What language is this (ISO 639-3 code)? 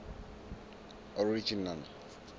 sot